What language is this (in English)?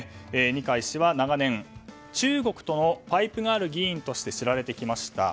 Japanese